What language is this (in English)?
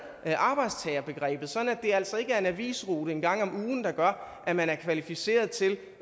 Danish